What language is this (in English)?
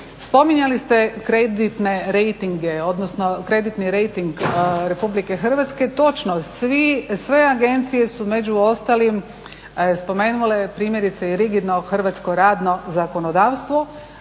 Croatian